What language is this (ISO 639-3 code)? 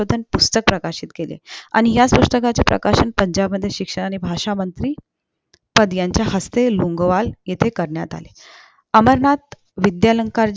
mar